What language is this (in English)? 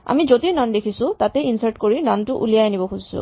Assamese